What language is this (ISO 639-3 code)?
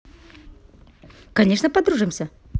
rus